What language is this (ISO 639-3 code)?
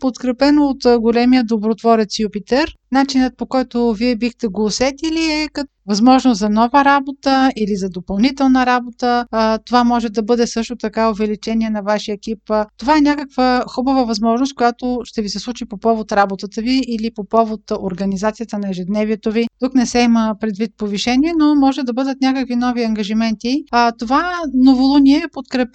bul